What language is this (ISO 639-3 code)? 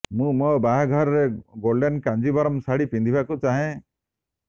ori